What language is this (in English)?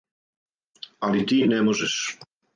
Serbian